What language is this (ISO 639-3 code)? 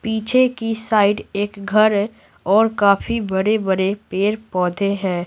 hin